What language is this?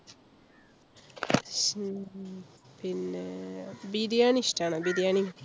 Malayalam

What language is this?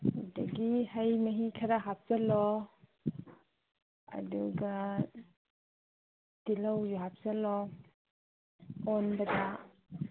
Manipuri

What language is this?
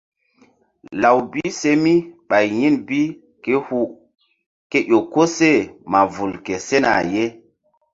Mbum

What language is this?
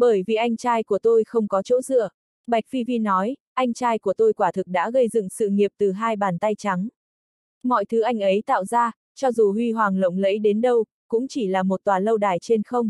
Vietnamese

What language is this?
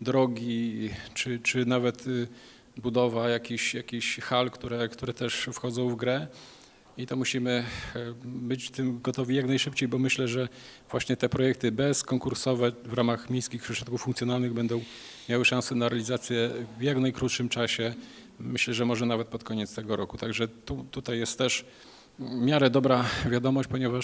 Polish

